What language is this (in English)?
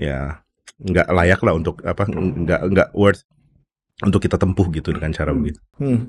Indonesian